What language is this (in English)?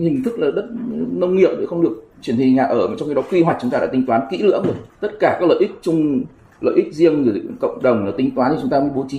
Vietnamese